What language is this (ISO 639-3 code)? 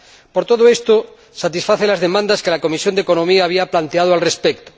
spa